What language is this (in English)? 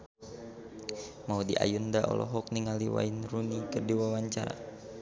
Sundanese